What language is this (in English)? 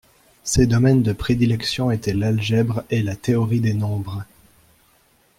French